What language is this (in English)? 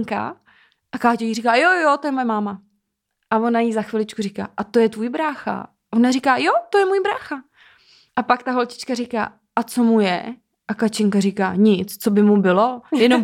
Czech